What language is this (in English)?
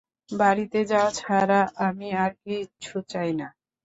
Bangla